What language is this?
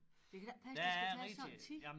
Danish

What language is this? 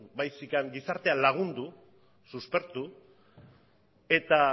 Basque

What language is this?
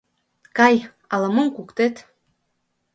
Mari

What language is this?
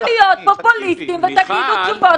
Hebrew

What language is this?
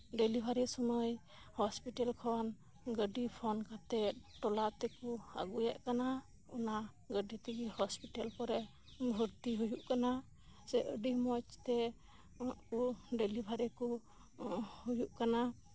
Santali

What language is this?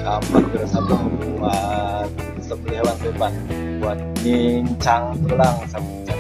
Indonesian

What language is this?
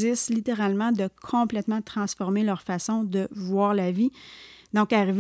French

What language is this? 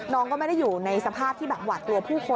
Thai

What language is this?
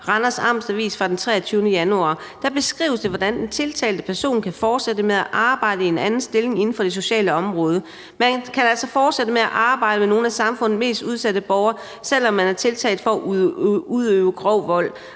Danish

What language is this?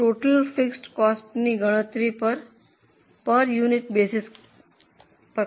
Gujarati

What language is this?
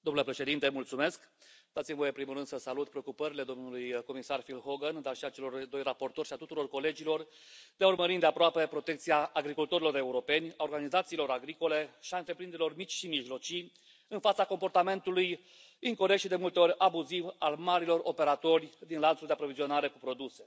Romanian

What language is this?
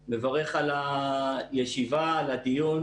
Hebrew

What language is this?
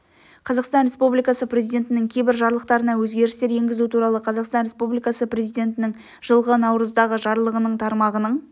Kazakh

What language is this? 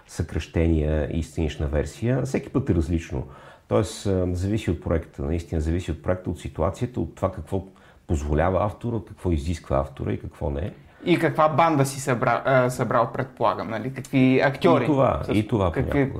Bulgarian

